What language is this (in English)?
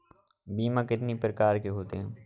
Hindi